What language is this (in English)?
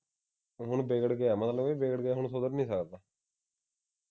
Punjabi